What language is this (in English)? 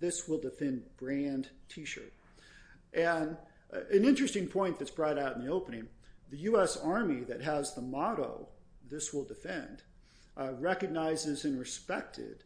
English